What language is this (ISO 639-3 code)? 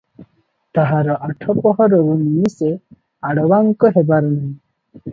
ori